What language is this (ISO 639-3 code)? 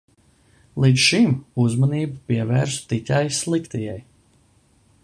lav